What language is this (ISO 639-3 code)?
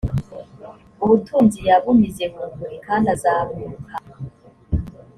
kin